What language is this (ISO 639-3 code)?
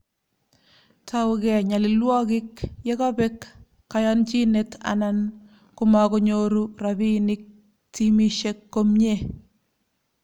kln